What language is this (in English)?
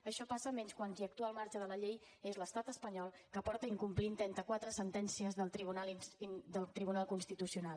Catalan